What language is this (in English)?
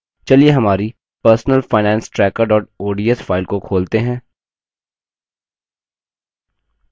Hindi